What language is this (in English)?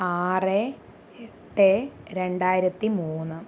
Malayalam